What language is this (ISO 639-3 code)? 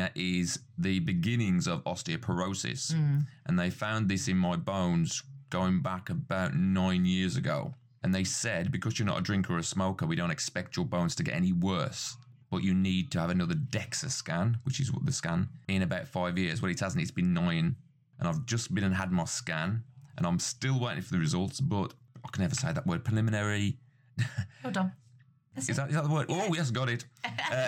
eng